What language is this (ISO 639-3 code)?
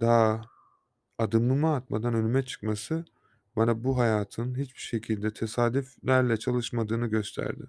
tur